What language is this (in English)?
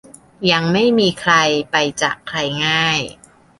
Thai